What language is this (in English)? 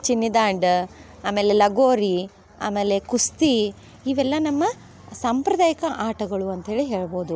Kannada